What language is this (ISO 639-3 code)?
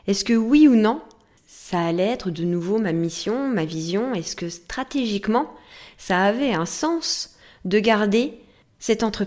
fra